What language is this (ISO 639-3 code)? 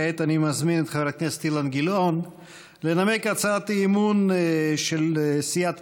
heb